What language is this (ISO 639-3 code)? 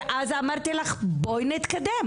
heb